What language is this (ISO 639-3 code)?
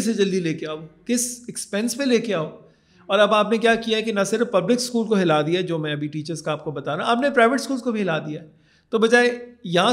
urd